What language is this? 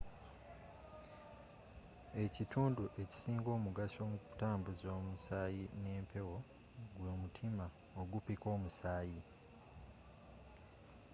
Ganda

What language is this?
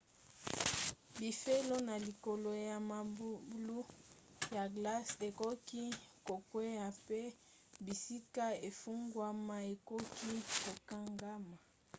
Lingala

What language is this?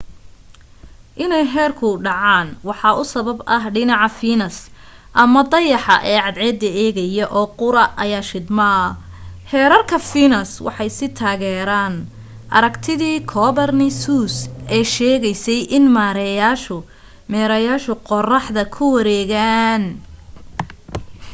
Somali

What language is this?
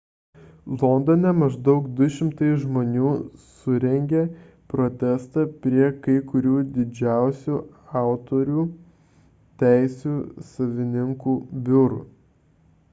Lithuanian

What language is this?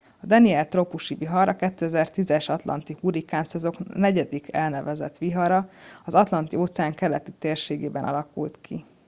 Hungarian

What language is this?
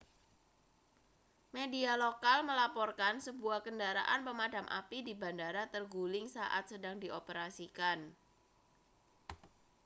Indonesian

